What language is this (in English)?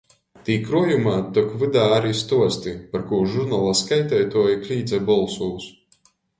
Latgalian